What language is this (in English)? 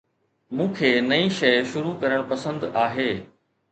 Sindhi